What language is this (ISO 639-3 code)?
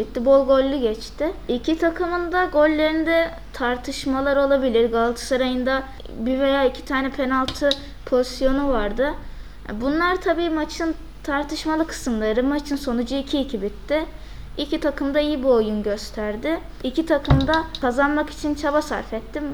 tur